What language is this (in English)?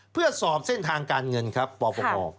Thai